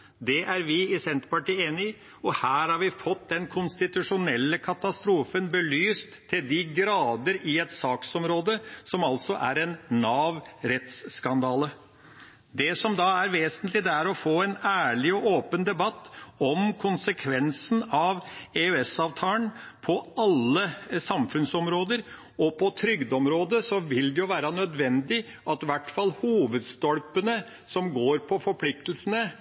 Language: Norwegian Bokmål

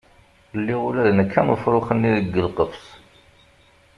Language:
Kabyle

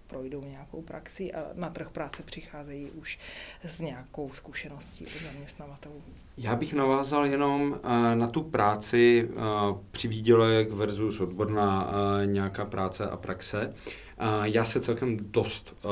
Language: Czech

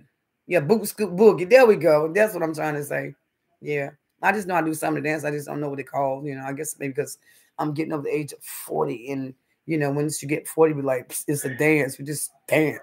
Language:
English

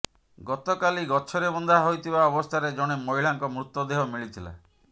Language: Odia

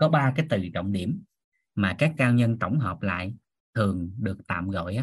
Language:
Vietnamese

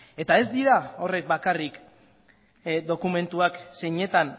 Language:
Basque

